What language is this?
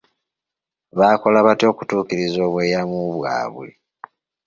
Ganda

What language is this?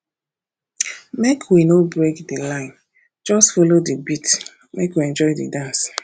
Nigerian Pidgin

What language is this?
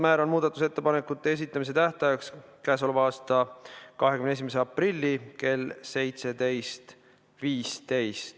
Estonian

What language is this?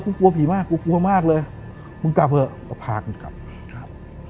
Thai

